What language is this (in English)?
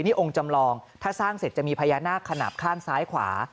Thai